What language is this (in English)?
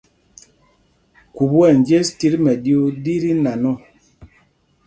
Mpumpong